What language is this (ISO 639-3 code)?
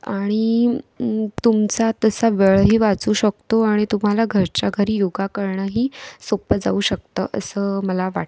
mar